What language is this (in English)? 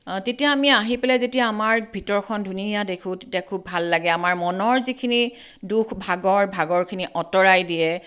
Assamese